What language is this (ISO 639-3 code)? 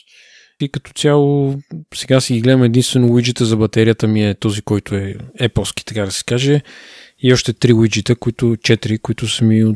bul